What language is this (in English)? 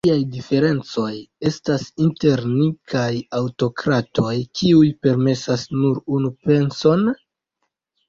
Esperanto